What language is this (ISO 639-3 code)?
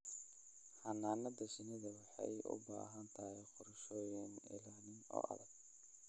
som